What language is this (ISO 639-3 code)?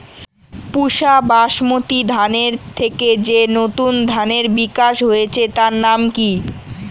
ben